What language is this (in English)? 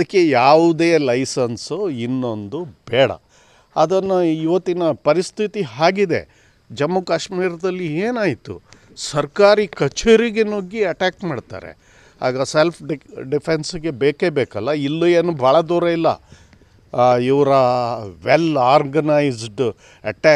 Hindi